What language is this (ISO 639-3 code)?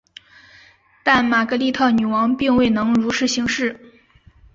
zho